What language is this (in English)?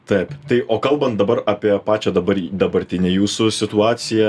Lithuanian